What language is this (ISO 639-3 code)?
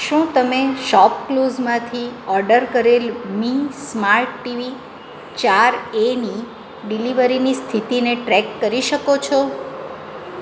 guj